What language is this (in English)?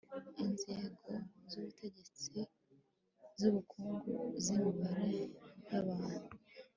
Kinyarwanda